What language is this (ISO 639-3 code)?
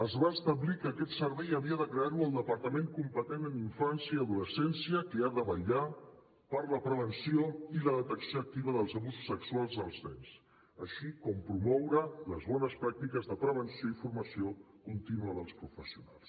cat